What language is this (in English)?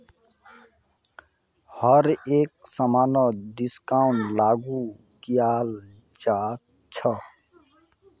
Magahi